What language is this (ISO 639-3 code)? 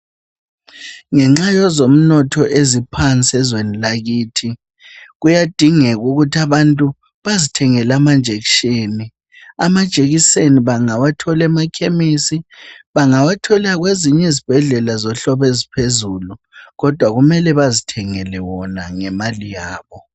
nde